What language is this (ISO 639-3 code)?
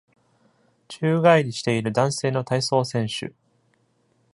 jpn